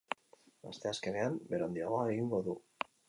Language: Basque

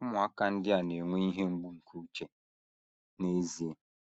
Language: Igbo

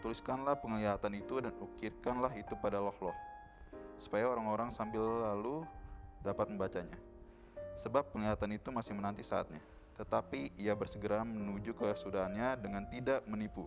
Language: Indonesian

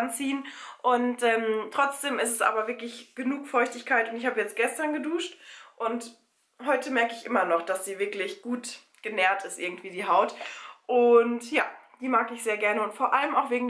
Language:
German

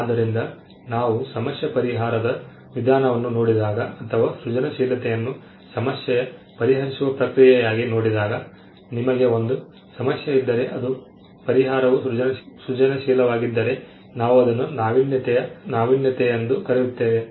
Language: Kannada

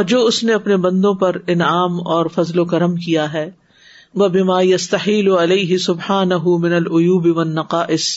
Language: Urdu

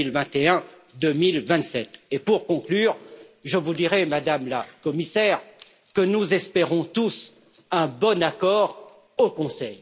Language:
French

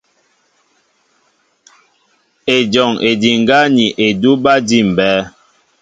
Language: Mbo (Cameroon)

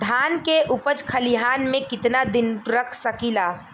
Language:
Bhojpuri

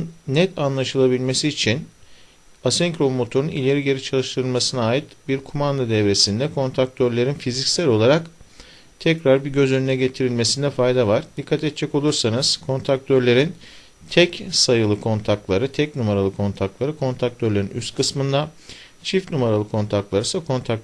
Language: Turkish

